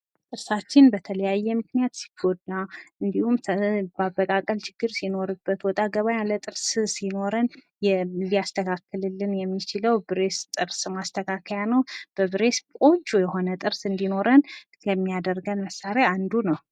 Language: Amharic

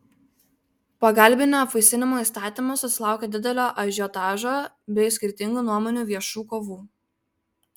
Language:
Lithuanian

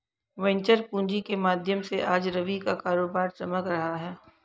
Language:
Hindi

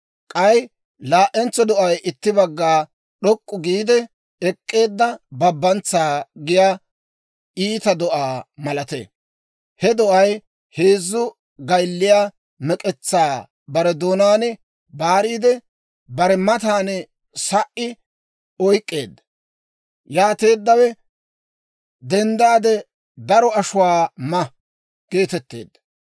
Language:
Dawro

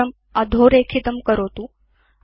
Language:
Sanskrit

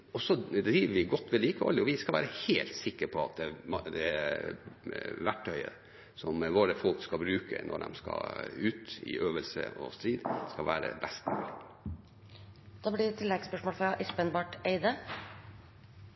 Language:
Norwegian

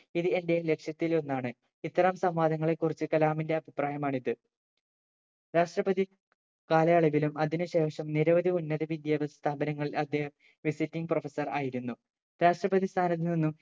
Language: Malayalam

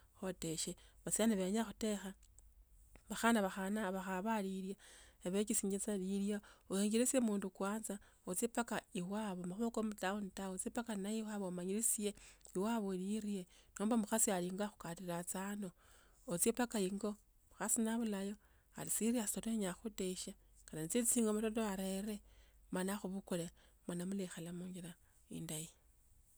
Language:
Tsotso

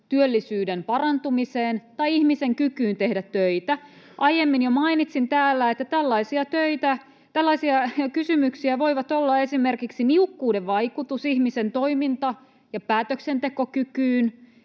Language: Finnish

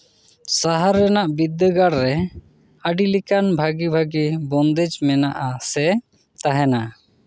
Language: Santali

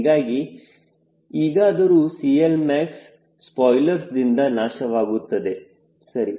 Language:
Kannada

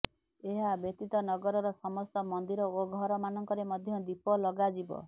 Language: Odia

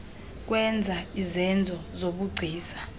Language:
Xhosa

